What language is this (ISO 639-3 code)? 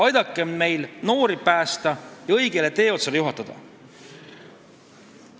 est